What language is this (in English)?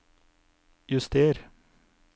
Norwegian